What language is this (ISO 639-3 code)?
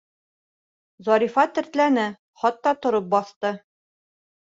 bak